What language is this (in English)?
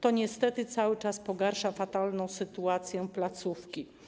Polish